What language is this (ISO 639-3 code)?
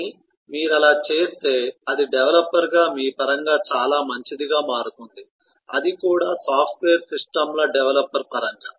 tel